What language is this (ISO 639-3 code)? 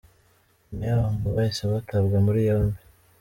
kin